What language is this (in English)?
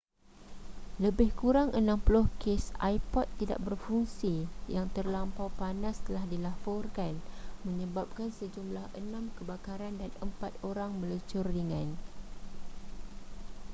Malay